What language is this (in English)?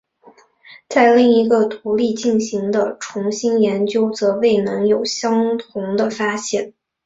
Chinese